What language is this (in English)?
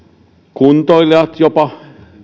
Finnish